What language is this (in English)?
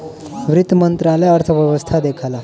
Bhojpuri